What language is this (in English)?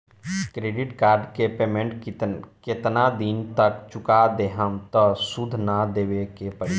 Bhojpuri